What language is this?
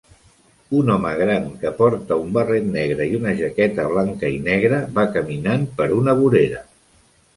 Catalan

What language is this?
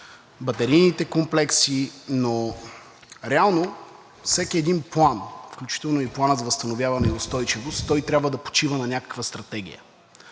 Bulgarian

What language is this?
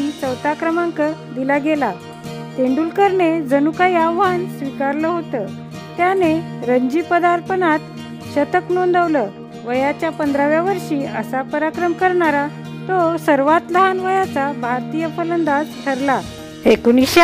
Marathi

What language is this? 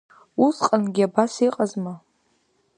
Abkhazian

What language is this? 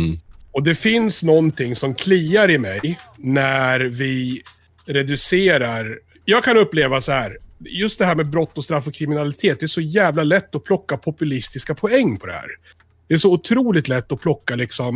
Swedish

